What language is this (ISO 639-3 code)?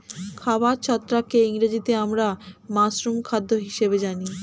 ben